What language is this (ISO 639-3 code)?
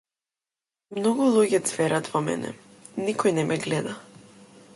mkd